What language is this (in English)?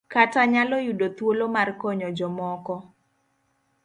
Luo (Kenya and Tanzania)